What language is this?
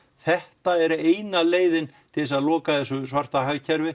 Icelandic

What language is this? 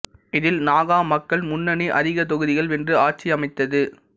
Tamil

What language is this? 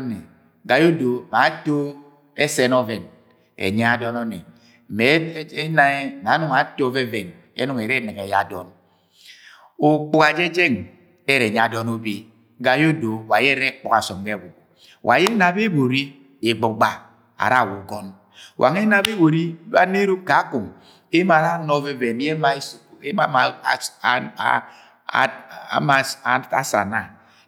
Agwagwune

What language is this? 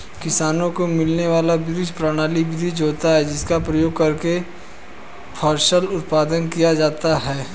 Hindi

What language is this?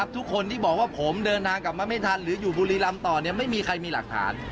Thai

